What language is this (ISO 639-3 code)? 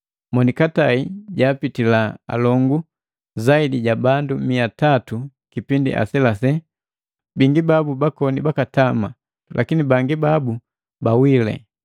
mgv